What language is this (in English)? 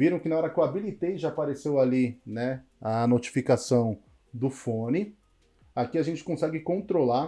Portuguese